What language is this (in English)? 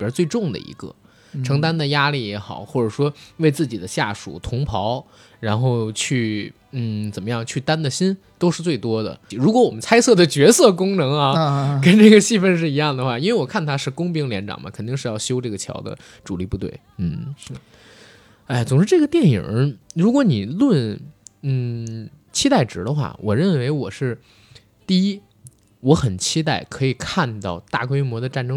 Chinese